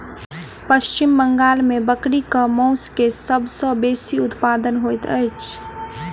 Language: Maithili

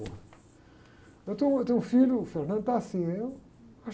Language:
Portuguese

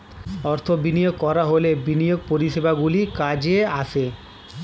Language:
Bangla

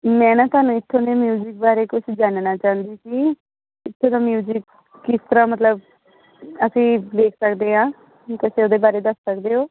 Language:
Punjabi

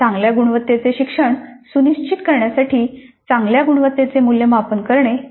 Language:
Marathi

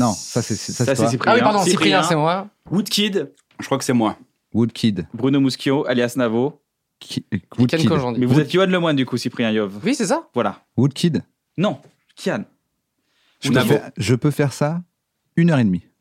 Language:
French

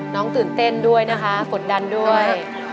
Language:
Thai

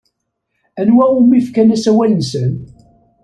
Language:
Kabyle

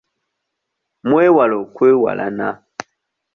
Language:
Ganda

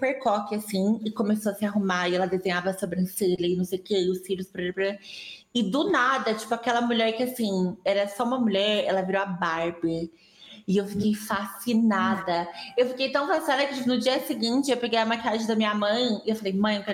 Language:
Portuguese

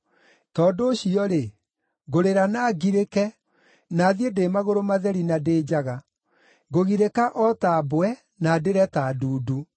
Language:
Kikuyu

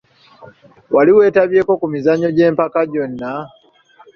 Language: Ganda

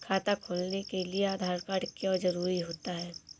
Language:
Hindi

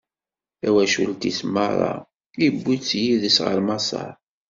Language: Kabyle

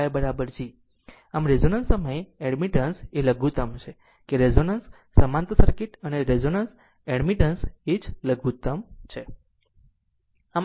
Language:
Gujarati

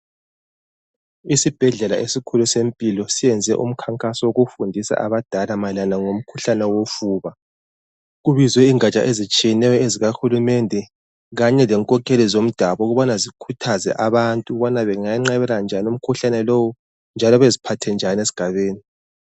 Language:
North Ndebele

